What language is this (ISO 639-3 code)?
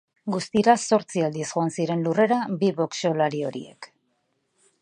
eus